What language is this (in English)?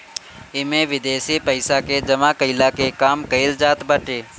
Bhojpuri